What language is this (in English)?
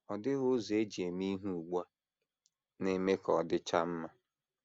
Igbo